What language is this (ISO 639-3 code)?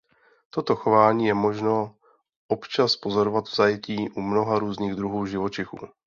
ces